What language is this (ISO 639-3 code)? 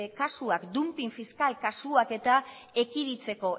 eus